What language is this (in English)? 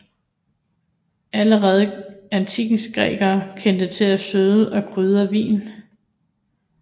Danish